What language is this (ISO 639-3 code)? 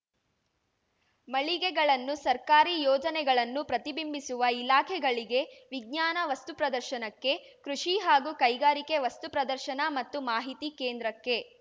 kan